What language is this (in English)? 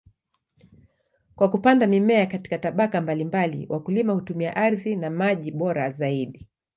Swahili